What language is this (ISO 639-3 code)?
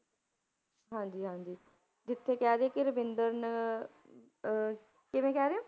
pan